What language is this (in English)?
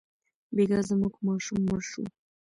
Pashto